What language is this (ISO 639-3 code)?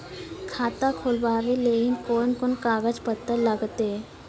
mai